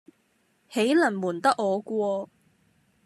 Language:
Cantonese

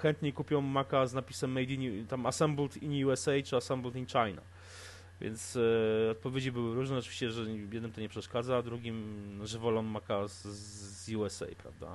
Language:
Polish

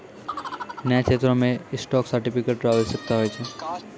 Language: Maithili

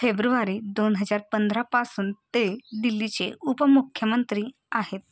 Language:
Marathi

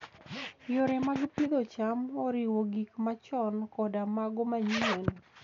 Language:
Luo (Kenya and Tanzania)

